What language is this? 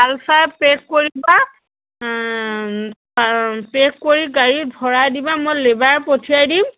Assamese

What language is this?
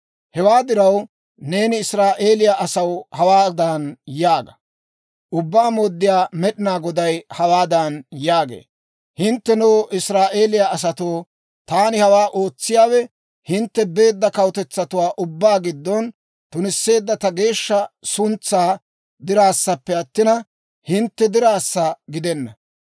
Dawro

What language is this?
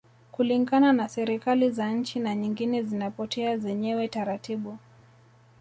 Swahili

